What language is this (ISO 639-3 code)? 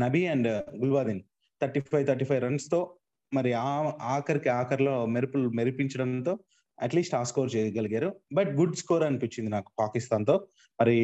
tel